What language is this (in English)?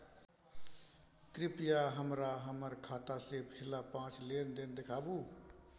Maithili